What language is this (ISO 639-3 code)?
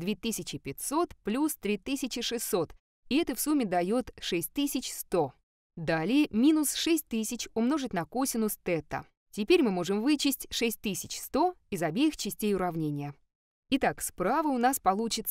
rus